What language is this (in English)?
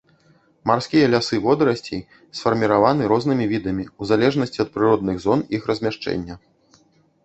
Belarusian